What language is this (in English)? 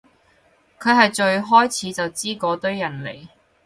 Cantonese